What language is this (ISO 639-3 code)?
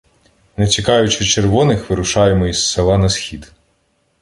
ukr